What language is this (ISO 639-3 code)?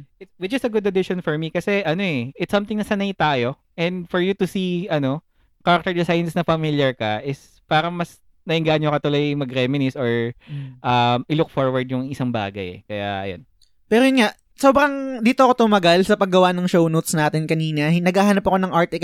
fil